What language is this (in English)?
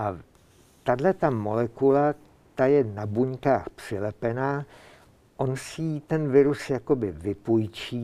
Czech